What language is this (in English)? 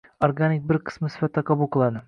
Uzbek